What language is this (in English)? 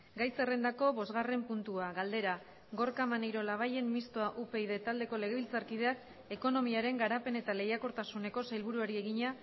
Basque